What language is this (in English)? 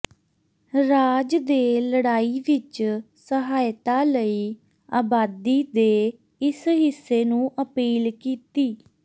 Punjabi